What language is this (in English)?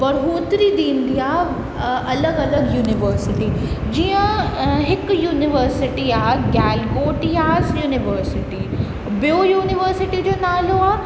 Sindhi